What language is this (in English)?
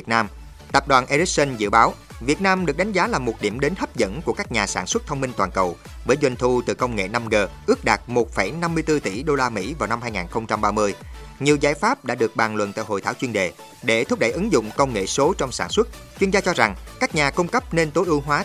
Vietnamese